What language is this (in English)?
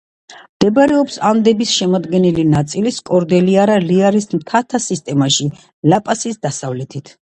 Georgian